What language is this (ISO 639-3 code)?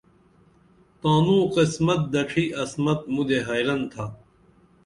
dml